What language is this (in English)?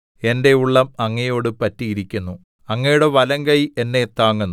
Malayalam